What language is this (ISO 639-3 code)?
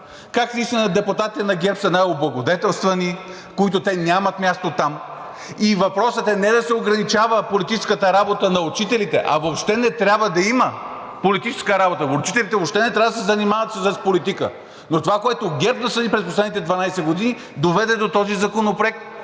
bul